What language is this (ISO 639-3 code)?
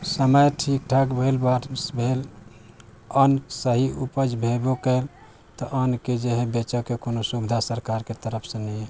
mai